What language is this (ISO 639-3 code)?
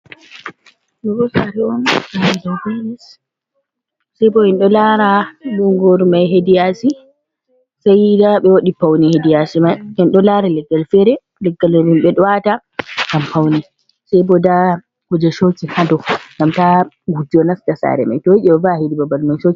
ful